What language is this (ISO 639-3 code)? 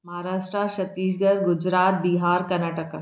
snd